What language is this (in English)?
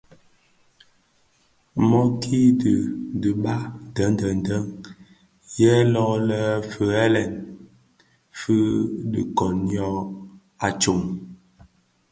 Bafia